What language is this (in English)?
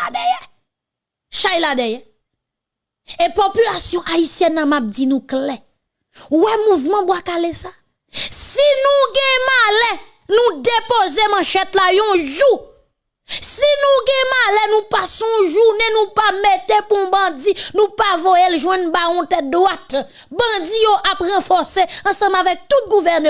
French